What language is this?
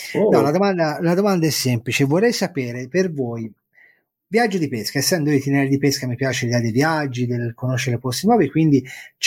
Italian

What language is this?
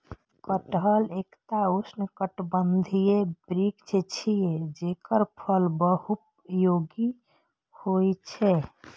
Maithili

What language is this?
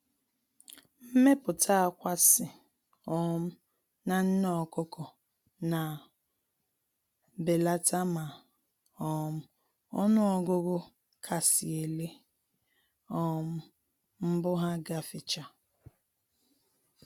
Igbo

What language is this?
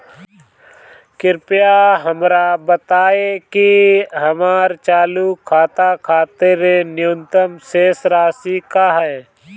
Bhojpuri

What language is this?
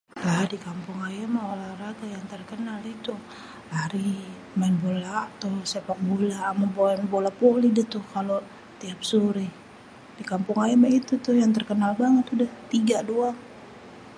Betawi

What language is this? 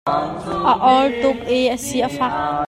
Hakha Chin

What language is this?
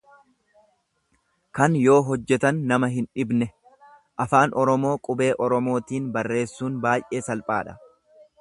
Oromo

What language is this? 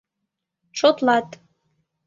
Mari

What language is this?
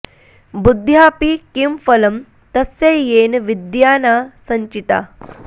Sanskrit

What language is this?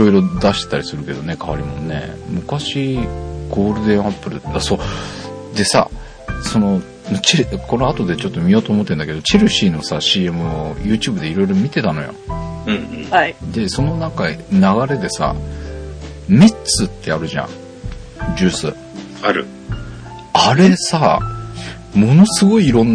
Japanese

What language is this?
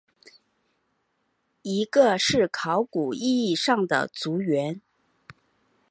Chinese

